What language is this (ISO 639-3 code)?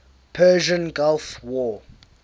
eng